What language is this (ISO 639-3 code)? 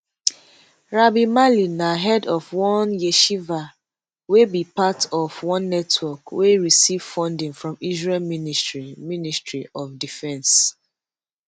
pcm